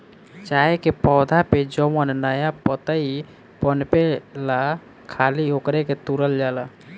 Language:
Bhojpuri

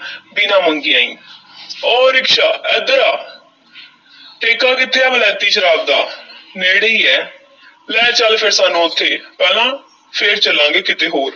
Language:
Punjabi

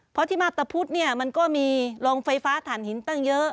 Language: Thai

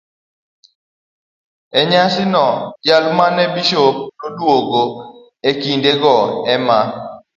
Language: Luo (Kenya and Tanzania)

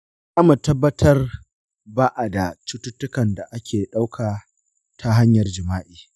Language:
Hausa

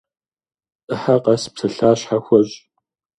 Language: Kabardian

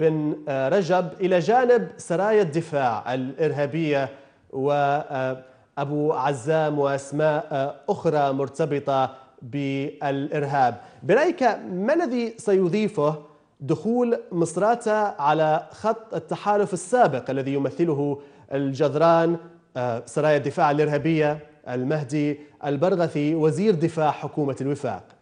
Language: Arabic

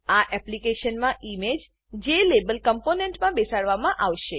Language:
Gujarati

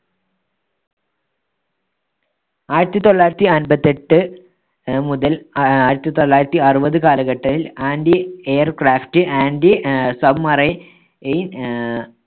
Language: Malayalam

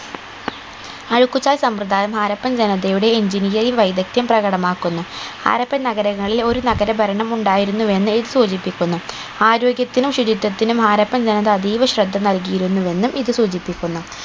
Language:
Malayalam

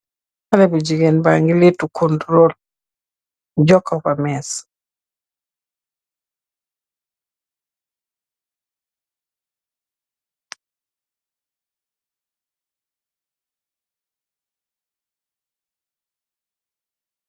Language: Wolof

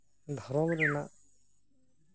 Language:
Santali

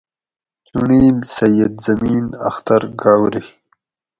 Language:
Gawri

